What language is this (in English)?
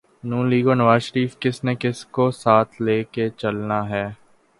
Urdu